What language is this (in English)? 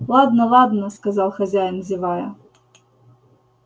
Russian